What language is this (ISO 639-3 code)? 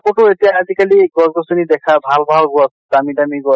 asm